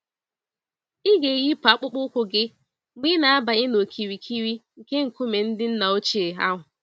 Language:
Igbo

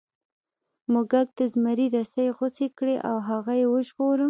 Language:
Pashto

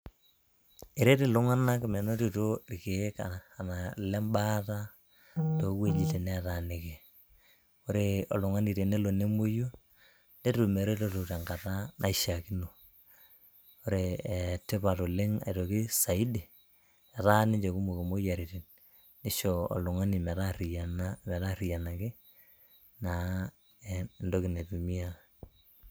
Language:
Masai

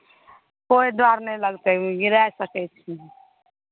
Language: Maithili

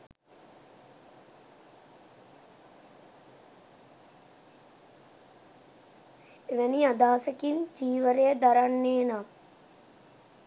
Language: Sinhala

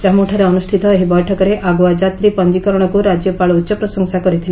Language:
Odia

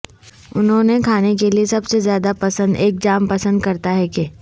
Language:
Urdu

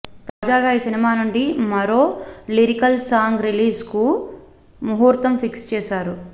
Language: Telugu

